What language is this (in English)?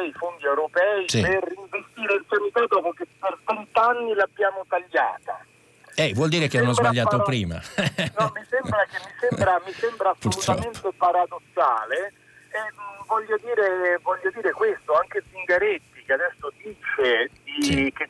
Italian